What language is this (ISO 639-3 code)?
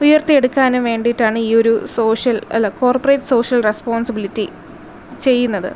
mal